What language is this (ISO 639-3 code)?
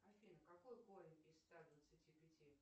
rus